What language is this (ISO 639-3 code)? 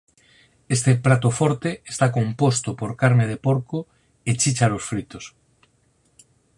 glg